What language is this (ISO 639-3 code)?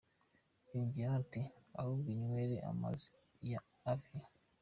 kin